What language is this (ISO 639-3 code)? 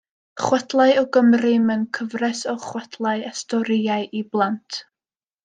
cym